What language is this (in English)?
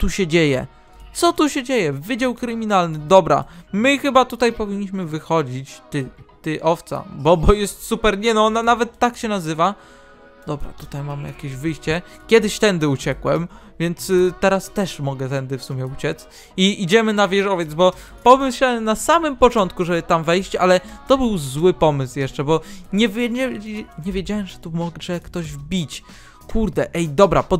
Polish